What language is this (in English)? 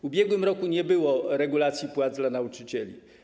Polish